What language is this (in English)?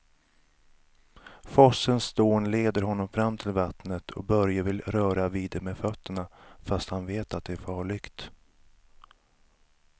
Swedish